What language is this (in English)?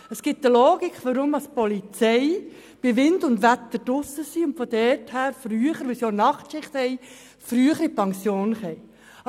Swiss German